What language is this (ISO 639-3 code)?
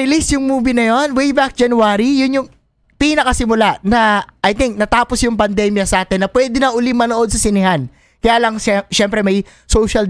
fil